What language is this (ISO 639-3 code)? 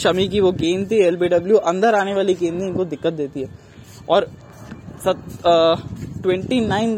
hin